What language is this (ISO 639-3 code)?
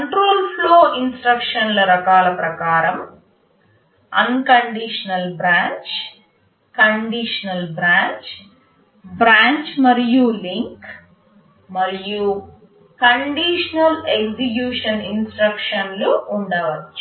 tel